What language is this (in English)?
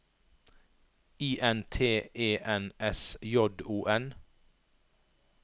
Norwegian